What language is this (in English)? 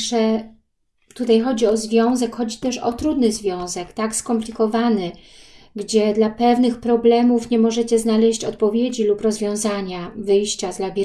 Polish